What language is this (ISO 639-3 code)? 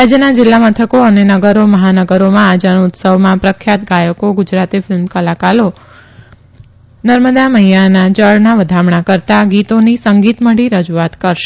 guj